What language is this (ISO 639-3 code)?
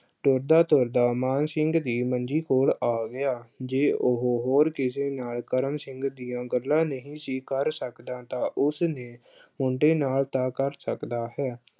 pan